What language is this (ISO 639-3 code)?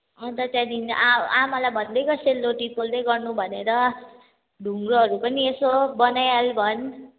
nep